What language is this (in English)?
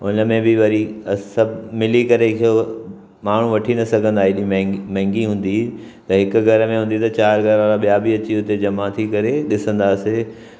Sindhi